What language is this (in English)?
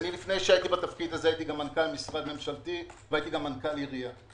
Hebrew